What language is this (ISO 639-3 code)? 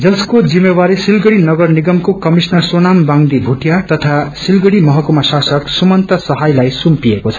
nep